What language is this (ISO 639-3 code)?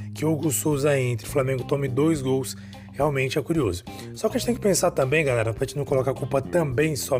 por